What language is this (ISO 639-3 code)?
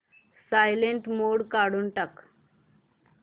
mar